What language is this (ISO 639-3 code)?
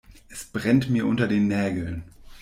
deu